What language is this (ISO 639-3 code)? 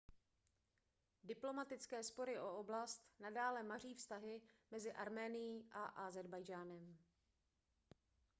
ces